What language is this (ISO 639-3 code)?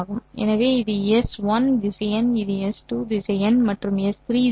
tam